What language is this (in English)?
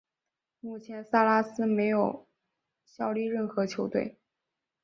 Chinese